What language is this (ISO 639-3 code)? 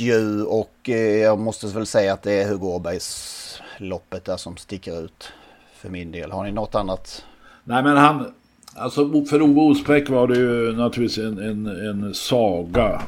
swe